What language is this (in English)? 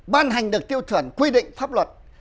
Vietnamese